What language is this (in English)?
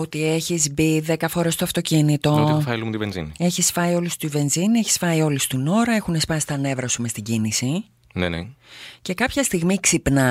Greek